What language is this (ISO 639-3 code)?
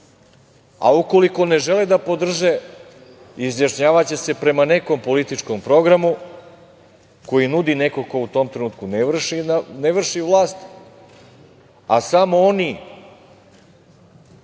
srp